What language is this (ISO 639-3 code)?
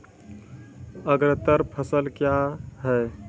mai